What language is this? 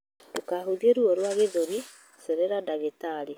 Kikuyu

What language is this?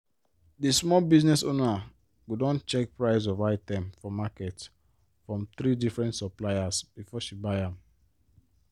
Nigerian Pidgin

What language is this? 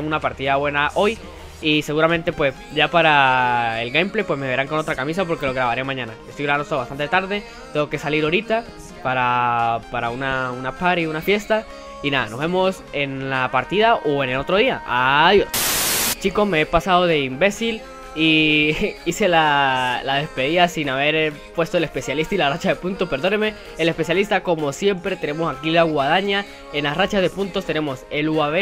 Spanish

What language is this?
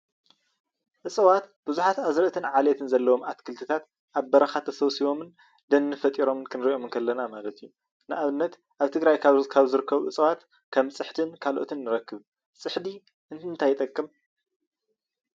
Tigrinya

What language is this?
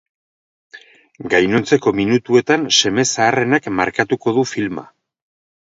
Basque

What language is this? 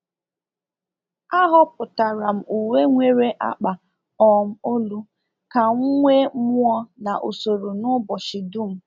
Igbo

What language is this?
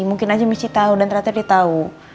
Indonesian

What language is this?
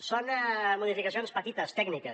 Catalan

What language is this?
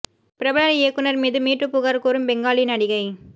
Tamil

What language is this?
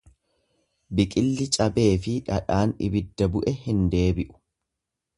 Oromo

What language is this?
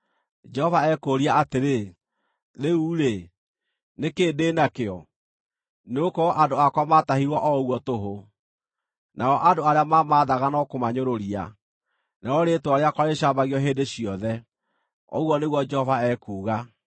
Kikuyu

